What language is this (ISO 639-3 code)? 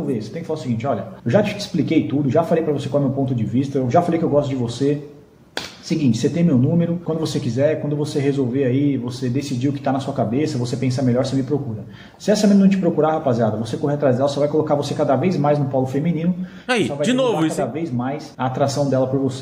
por